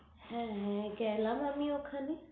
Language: Bangla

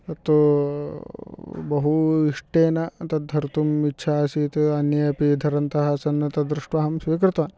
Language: Sanskrit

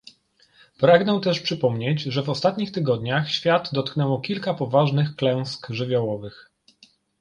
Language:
Polish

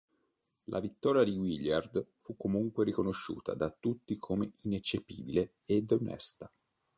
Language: Italian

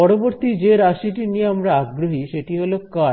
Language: Bangla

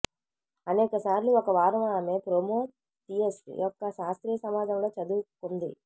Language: Telugu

